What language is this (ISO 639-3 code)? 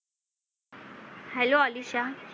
mar